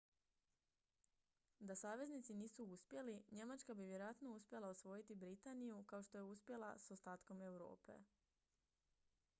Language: Croatian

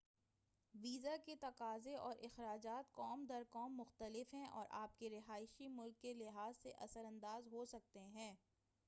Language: Urdu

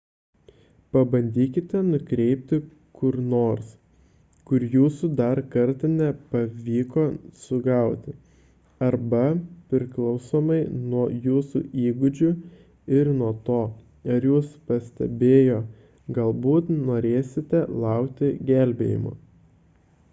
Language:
Lithuanian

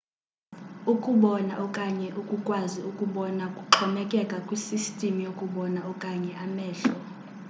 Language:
Xhosa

